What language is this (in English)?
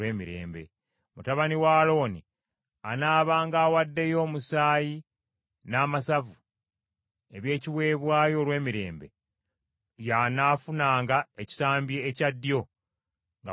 Ganda